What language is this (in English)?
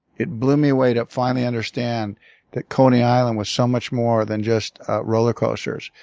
English